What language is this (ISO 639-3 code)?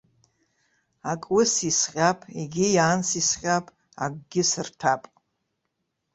abk